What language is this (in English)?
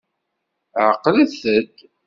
Kabyle